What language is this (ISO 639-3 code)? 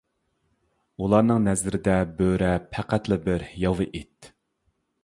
uig